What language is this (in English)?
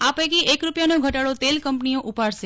Gujarati